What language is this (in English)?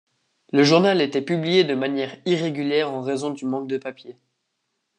French